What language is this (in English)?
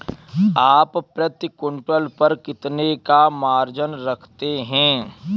Hindi